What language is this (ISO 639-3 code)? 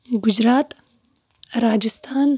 kas